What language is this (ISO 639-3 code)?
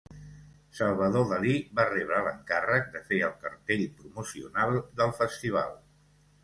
cat